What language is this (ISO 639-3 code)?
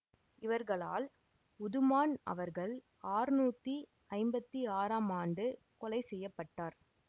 tam